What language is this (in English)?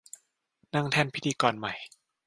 Thai